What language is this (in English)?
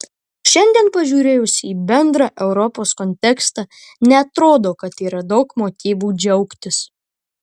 Lithuanian